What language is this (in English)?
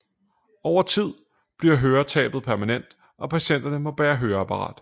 Danish